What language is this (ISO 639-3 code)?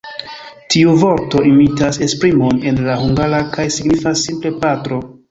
epo